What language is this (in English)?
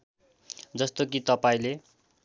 Nepali